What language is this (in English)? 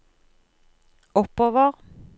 Norwegian